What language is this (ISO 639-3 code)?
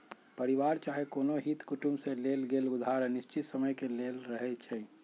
mag